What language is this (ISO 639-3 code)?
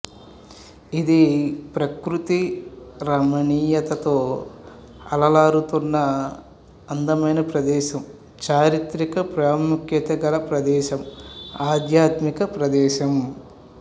tel